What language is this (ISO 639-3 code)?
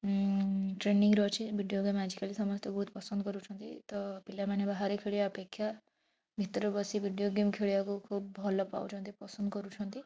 ori